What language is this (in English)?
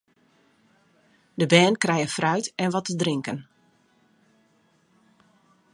Western Frisian